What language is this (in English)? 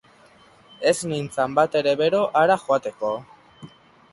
Basque